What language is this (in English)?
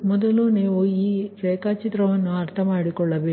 Kannada